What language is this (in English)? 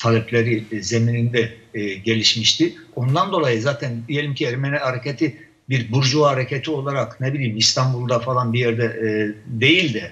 Turkish